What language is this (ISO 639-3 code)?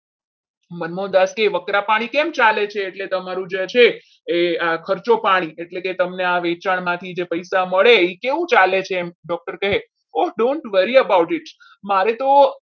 guj